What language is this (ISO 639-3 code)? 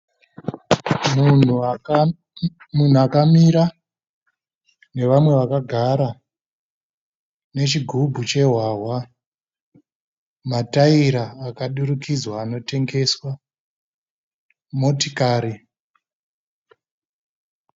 sna